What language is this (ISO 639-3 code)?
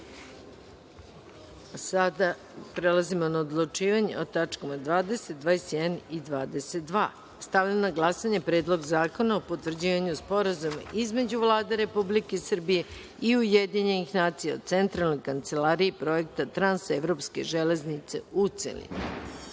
srp